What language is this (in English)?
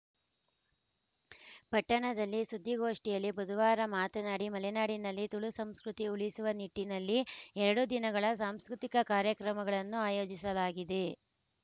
Kannada